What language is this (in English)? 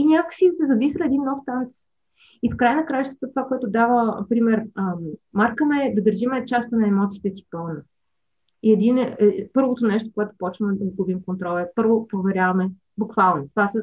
Bulgarian